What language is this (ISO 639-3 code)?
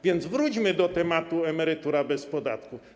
pol